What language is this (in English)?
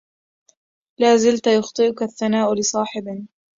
Arabic